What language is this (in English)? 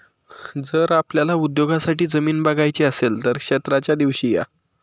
Marathi